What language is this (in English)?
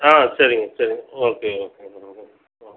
Tamil